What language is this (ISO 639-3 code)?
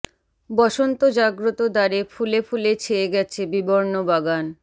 ben